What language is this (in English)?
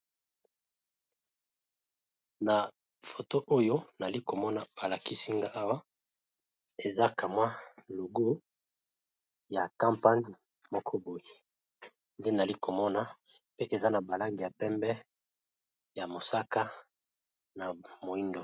Lingala